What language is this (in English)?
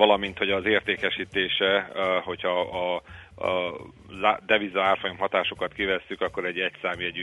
Hungarian